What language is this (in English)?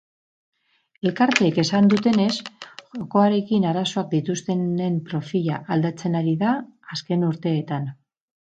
Basque